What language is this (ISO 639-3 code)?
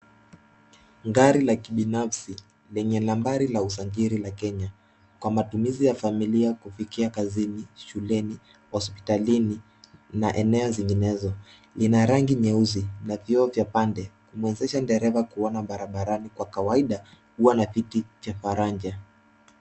swa